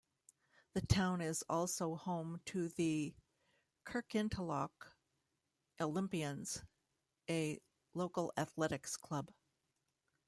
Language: English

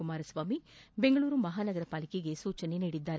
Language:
Kannada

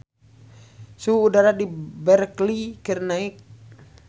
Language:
Sundanese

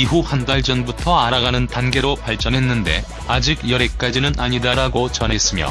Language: Korean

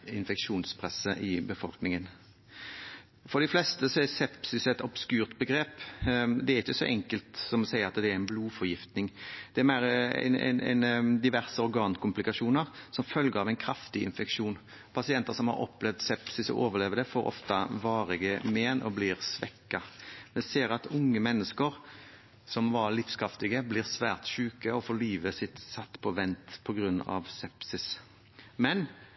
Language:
Norwegian Bokmål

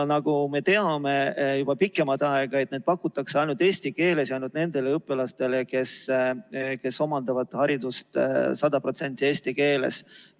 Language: Estonian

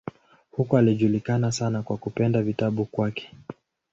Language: Swahili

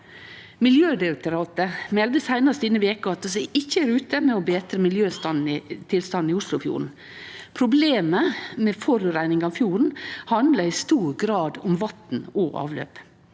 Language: Norwegian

